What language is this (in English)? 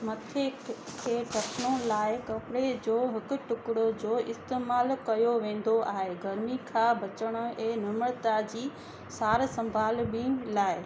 Sindhi